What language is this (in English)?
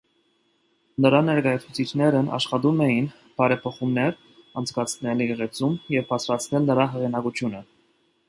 Armenian